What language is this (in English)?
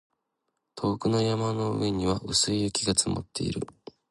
Japanese